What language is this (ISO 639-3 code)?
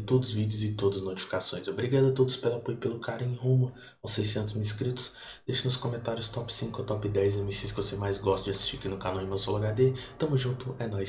por